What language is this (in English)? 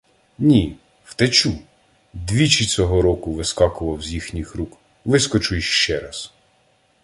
Ukrainian